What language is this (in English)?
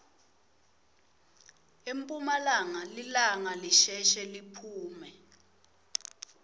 Swati